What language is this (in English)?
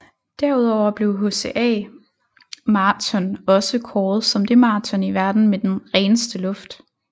Danish